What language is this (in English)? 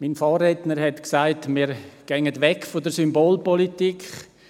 Swiss German